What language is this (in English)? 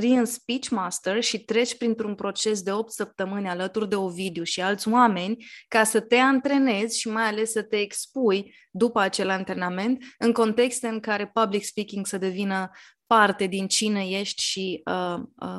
Romanian